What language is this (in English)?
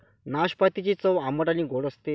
Marathi